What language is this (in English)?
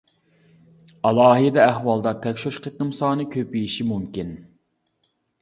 Uyghur